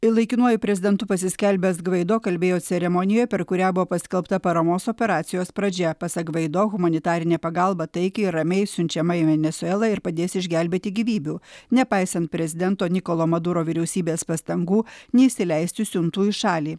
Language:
Lithuanian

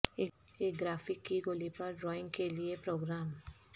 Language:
Urdu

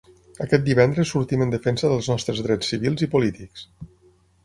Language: Catalan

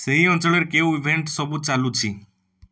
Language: Odia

